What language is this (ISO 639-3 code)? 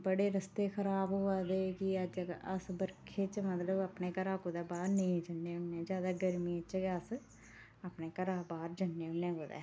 doi